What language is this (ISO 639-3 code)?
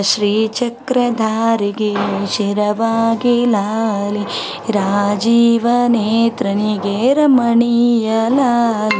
kan